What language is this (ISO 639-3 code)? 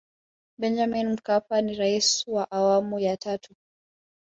swa